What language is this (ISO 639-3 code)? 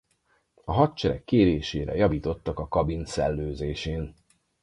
hun